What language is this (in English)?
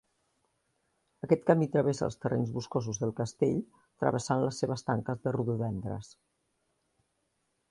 Catalan